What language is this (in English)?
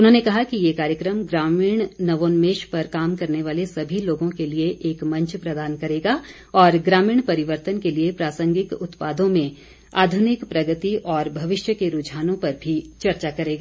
Hindi